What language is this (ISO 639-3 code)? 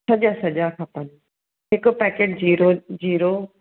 snd